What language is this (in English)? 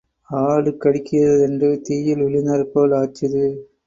Tamil